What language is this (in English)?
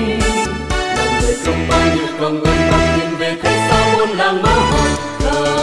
Thai